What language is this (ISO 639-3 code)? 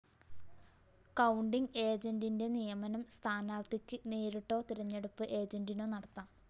mal